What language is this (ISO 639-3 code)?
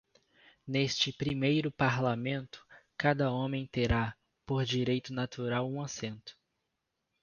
por